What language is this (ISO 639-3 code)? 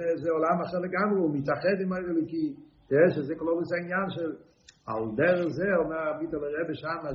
heb